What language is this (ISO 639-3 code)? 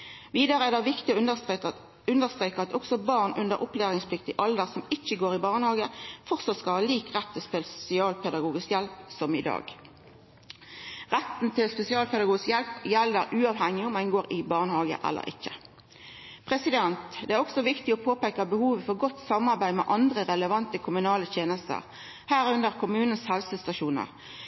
nno